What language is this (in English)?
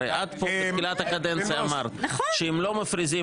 Hebrew